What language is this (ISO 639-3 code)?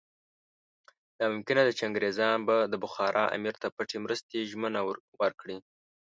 pus